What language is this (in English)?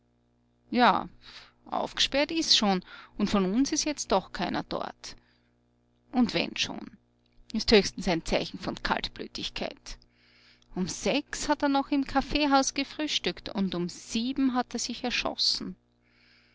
German